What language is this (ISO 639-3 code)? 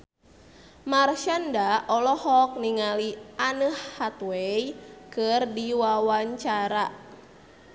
sun